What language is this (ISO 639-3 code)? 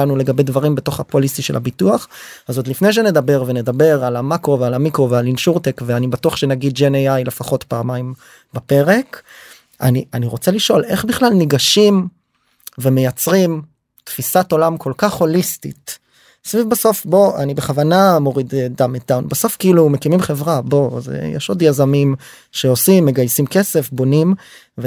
heb